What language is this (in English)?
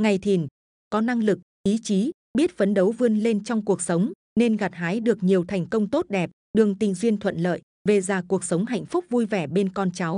Vietnamese